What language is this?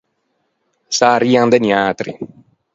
Ligurian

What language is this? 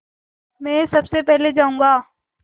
Hindi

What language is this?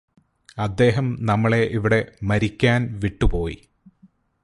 Malayalam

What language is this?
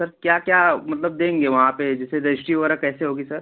Hindi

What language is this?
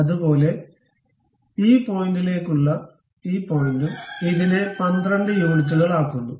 Malayalam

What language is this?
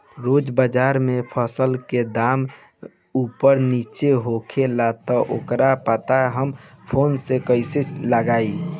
Bhojpuri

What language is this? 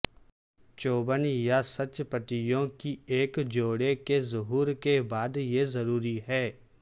Urdu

